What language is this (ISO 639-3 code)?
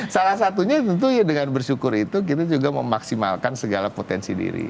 ind